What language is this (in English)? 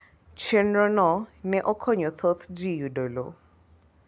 Luo (Kenya and Tanzania)